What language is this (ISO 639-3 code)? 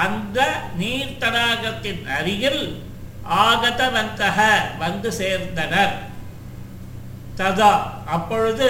tam